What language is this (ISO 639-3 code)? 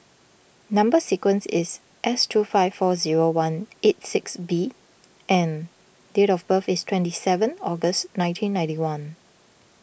eng